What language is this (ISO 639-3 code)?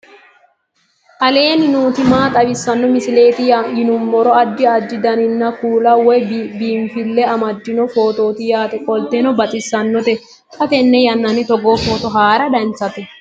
sid